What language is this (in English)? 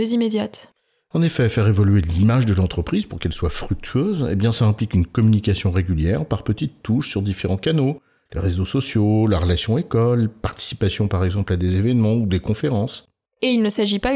French